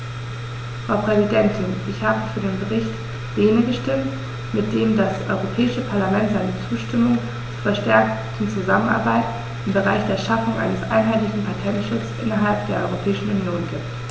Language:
German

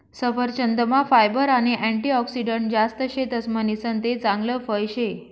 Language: Marathi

